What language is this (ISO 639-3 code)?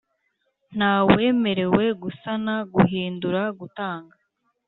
kin